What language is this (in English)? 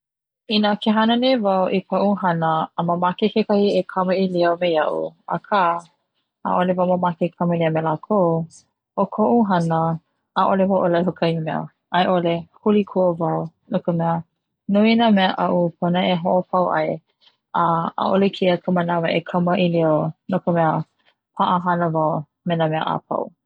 Hawaiian